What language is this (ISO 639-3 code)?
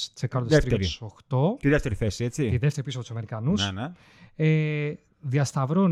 ell